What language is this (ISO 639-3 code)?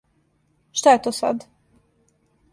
srp